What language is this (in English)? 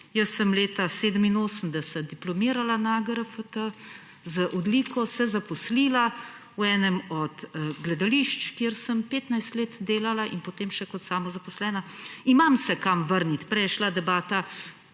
Slovenian